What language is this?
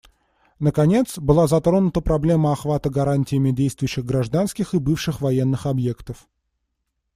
Russian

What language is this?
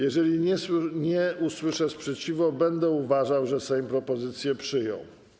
Polish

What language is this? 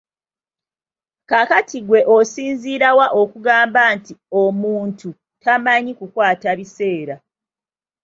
Ganda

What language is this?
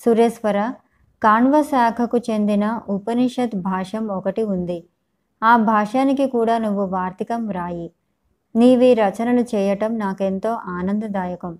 Telugu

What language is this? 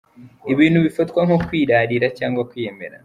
Kinyarwanda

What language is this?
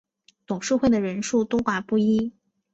Chinese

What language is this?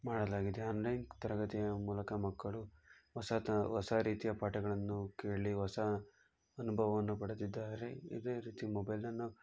Kannada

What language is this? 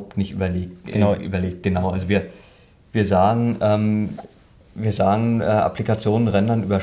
German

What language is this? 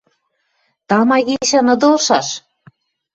Western Mari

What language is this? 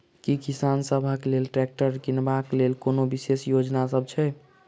Maithili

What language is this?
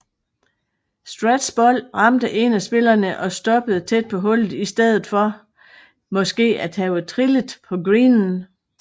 Danish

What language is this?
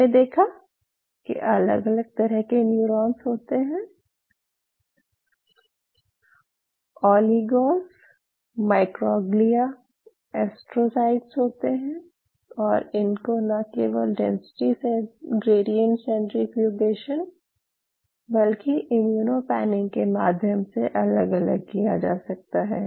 Hindi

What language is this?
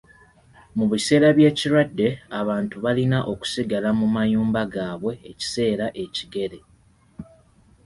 Ganda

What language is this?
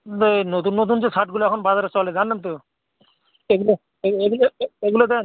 Bangla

